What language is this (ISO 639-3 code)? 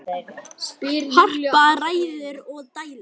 isl